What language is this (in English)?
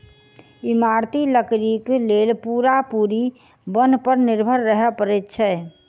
Maithili